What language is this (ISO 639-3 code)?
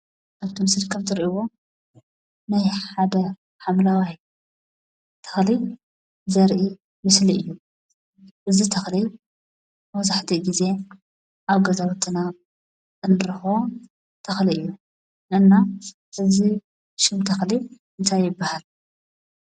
tir